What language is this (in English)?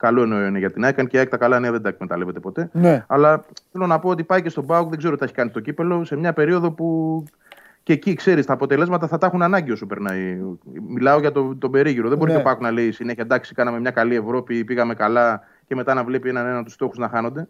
Greek